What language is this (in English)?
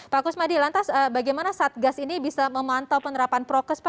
Indonesian